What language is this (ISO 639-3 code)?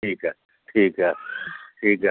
pan